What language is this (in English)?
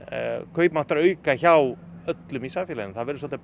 Icelandic